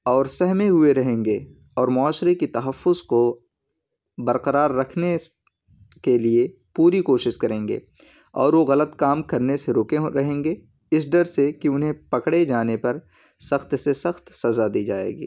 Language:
Urdu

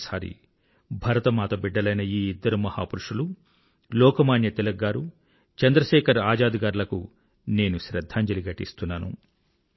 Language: Telugu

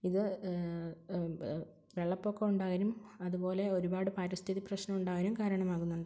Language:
Malayalam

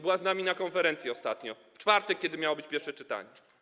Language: Polish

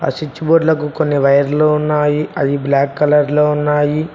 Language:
Telugu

